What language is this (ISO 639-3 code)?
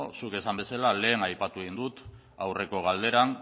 eus